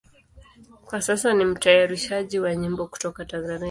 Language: Swahili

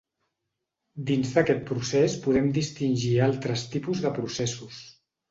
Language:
Catalan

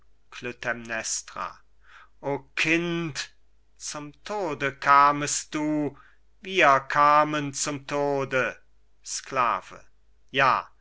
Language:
German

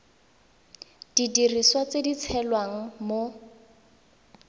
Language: Tswana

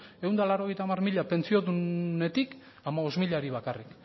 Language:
Basque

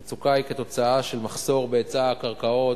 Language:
Hebrew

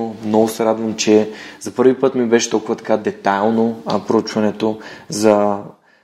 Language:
Bulgarian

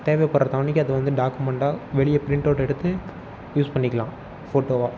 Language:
Tamil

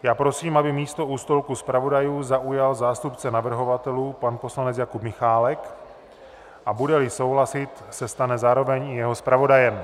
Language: Czech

